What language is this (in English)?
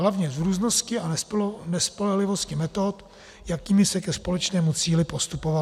Czech